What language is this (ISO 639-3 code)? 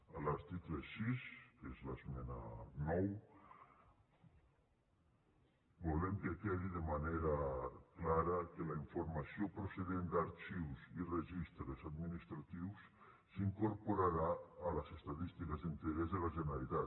cat